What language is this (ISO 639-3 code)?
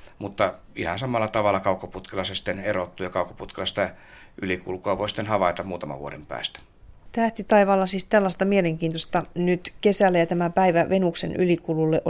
fin